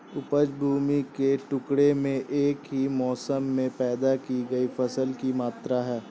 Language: Hindi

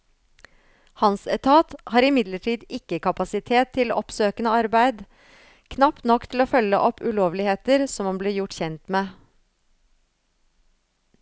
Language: Norwegian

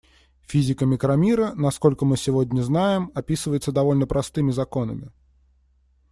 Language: Russian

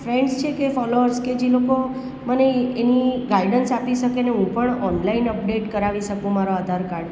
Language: Gujarati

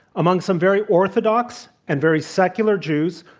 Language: English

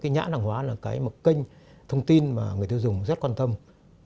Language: Vietnamese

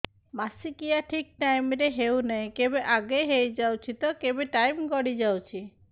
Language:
Odia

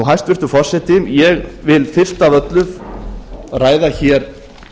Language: Icelandic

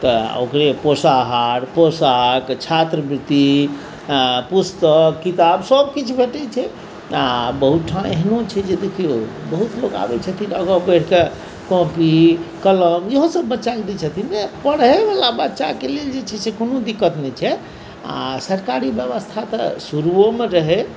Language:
Maithili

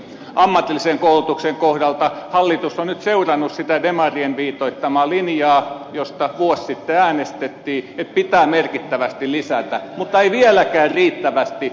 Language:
Finnish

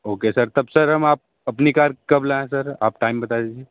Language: Hindi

